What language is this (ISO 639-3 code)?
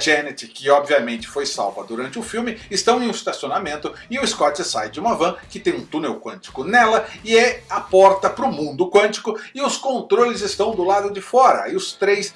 por